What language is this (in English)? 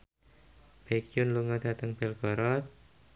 Javanese